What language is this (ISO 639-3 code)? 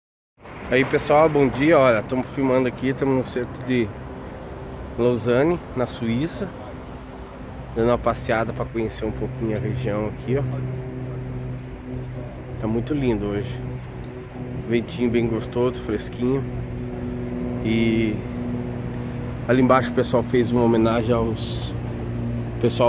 por